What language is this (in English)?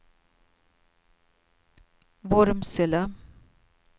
Swedish